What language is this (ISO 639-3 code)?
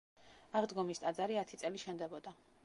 kat